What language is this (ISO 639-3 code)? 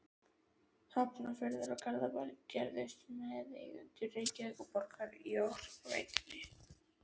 isl